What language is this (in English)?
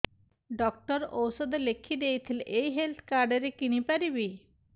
Odia